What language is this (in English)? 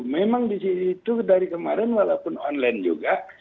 Indonesian